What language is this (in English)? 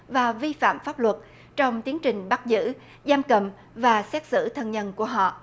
Vietnamese